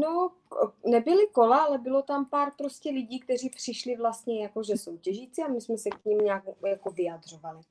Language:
Czech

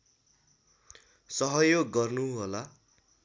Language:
Nepali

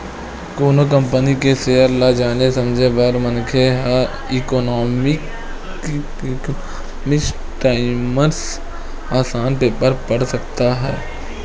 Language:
Chhattisgarhi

